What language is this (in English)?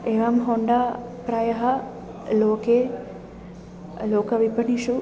Sanskrit